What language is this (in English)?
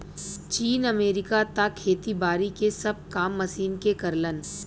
Bhojpuri